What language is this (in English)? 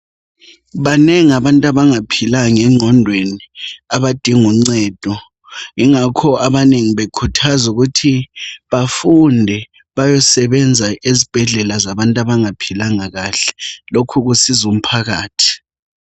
North Ndebele